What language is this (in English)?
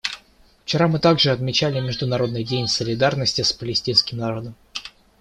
Russian